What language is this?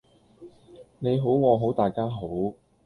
Cantonese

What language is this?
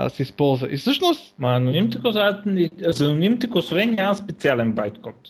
Bulgarian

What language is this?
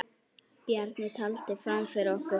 Icelandic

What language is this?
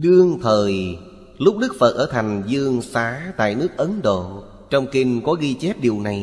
Vietnamese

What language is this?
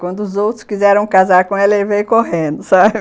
Portuguese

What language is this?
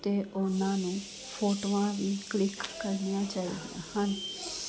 Punjabi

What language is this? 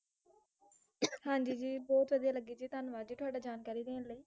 Punjabi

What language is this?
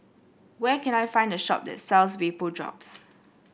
English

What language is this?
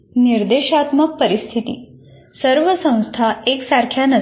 Marathi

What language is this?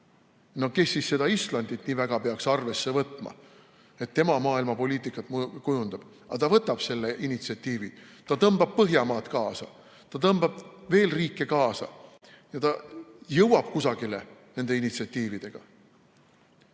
Estonian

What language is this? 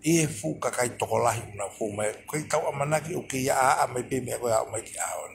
Thai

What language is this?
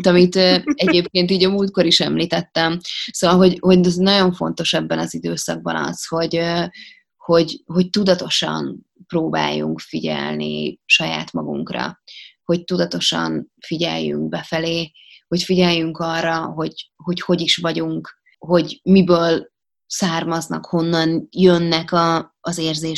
Hungarian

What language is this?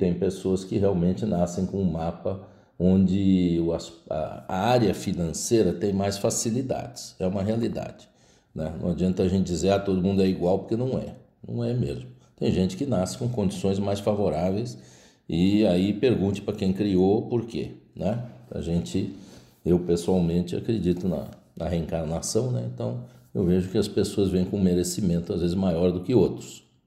Portuguese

